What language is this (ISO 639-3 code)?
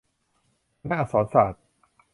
tha